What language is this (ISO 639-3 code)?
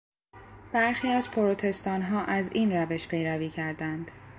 fas